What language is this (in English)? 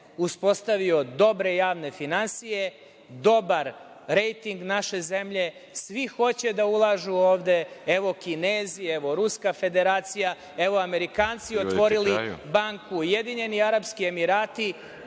Serbian